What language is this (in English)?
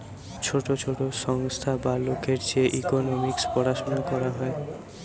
Bangla